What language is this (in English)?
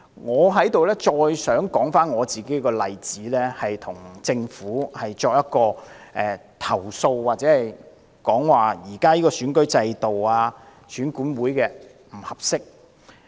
Cantonese